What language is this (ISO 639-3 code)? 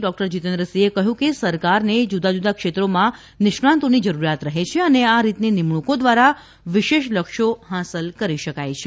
guj